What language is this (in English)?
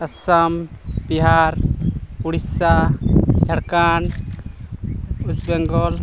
Santali